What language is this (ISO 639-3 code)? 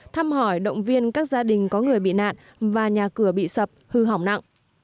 vie